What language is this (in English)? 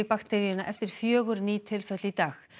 Icelandic